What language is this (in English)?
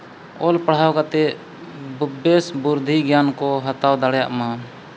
Santali